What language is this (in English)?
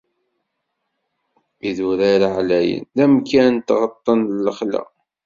Kabyle